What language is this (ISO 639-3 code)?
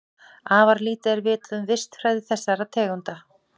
isl